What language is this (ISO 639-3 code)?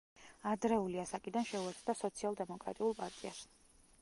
kat